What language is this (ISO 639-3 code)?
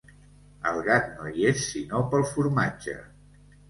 cat